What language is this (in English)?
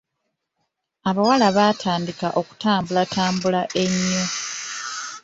Ganda